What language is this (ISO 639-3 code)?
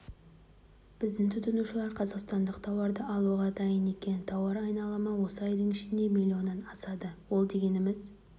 kaz